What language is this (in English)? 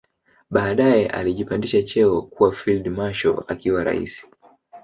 Swahili